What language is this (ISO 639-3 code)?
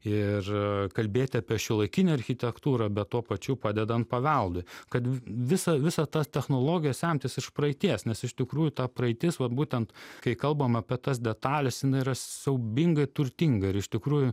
lit